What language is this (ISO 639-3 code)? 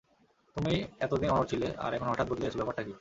ben